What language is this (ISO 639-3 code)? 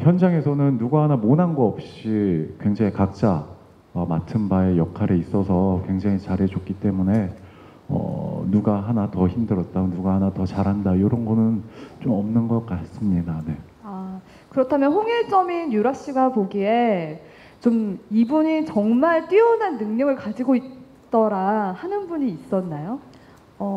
kor